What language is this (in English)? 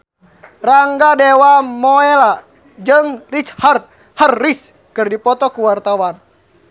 Sundanese